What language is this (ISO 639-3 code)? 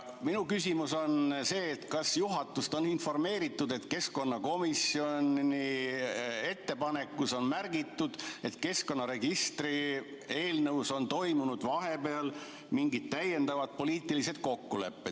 est